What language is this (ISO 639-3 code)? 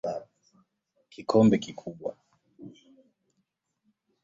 swa